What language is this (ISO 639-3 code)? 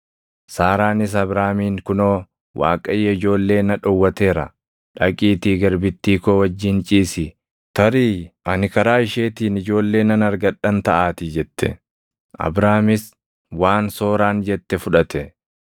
orm